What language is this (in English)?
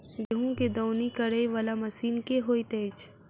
Maithili